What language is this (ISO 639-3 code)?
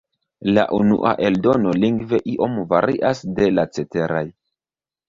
epo